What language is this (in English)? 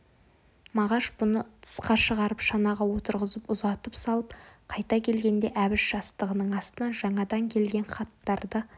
Kazakh